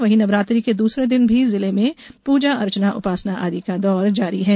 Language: Hindi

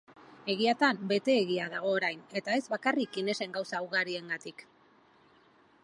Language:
Basque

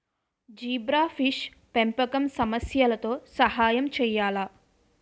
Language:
Telugu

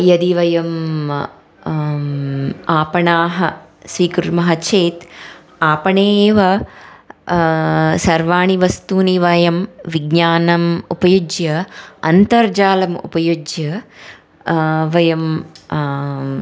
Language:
Sanskrit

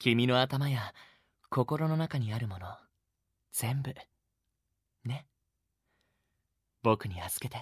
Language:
Japanese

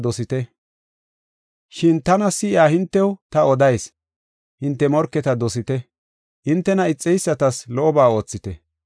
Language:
Gofa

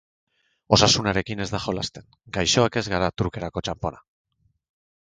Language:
Basque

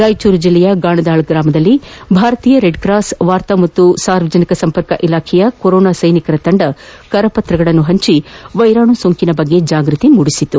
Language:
Kannada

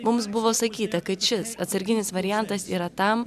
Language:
Lithuanian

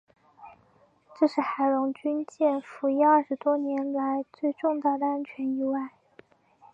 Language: Chinese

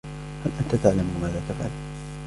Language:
Arabic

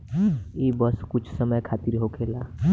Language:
Bhojpuri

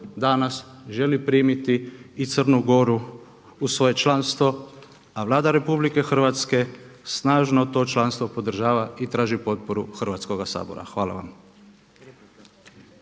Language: Croatian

